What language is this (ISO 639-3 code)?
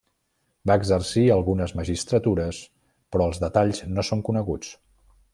cat